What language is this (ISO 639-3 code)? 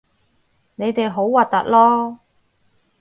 yue